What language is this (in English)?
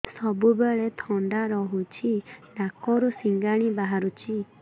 Odia